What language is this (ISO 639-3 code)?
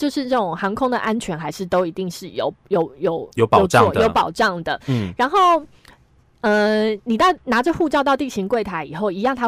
zho